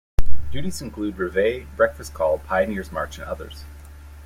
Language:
English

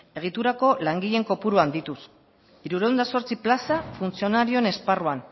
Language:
Basque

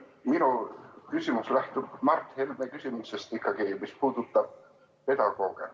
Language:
Estonian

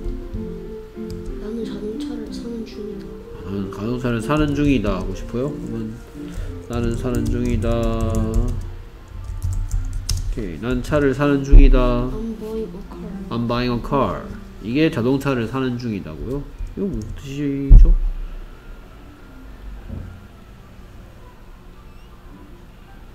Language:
Korean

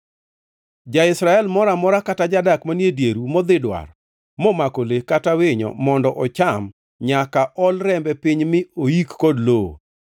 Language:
Luo (Kenya and Tanzania)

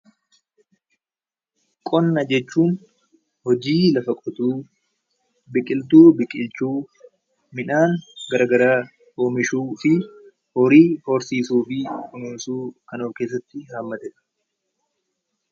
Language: Oromo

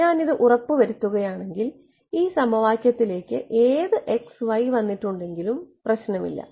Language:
Malayalam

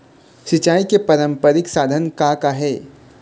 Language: Chhattisgarhi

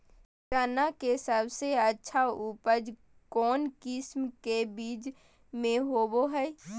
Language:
Magahi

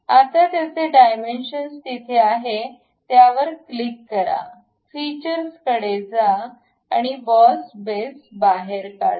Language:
Marathi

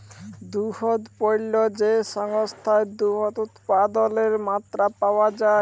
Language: Bangla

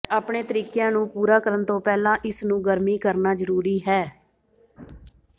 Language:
Punjabi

